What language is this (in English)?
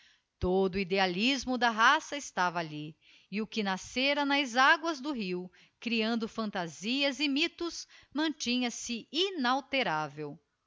Portuguese